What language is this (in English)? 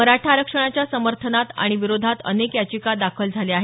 Marathi